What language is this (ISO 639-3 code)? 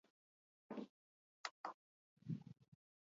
eus